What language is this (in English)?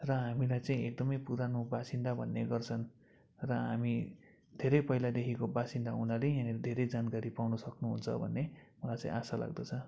Nepali